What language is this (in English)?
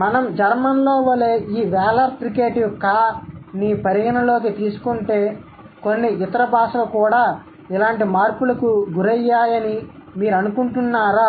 Telugu